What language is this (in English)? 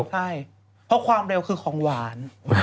Thai